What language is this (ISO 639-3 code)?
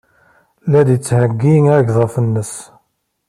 kab